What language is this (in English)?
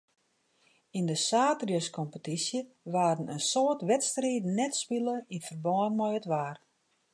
Western Frisian